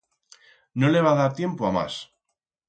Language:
Aragonese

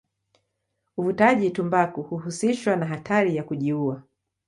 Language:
Swahili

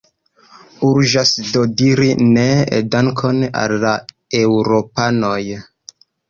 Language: Esperanto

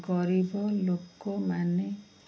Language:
Odia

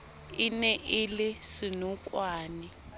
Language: Southern Sotho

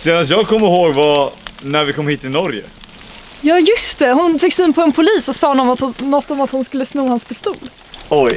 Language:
Swedish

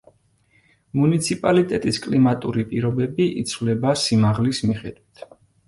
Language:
Georgian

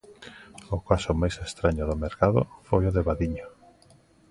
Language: Galician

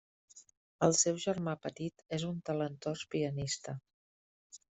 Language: Catalan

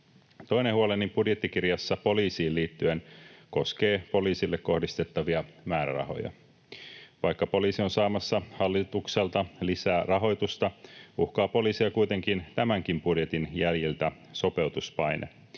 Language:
Finnish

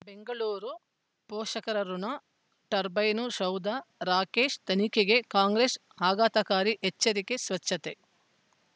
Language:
Kannada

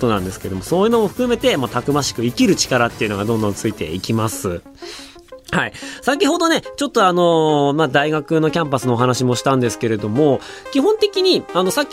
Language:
Japanese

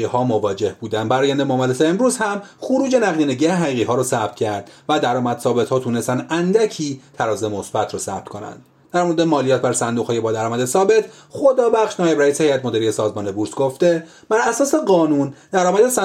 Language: Persian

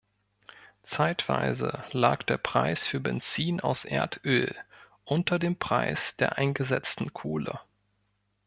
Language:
German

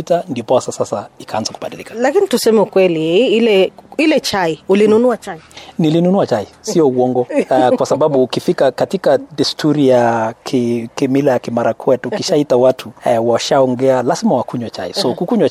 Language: Swahili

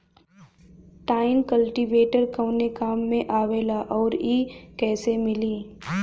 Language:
Bhojpuri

